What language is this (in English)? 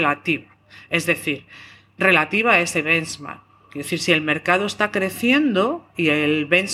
Spanish